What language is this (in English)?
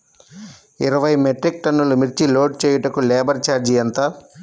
Telugu